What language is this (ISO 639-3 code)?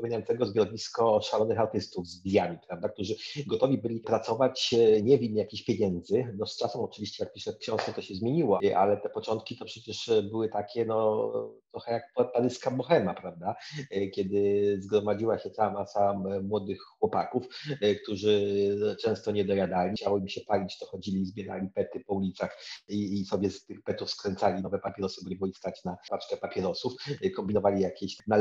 pol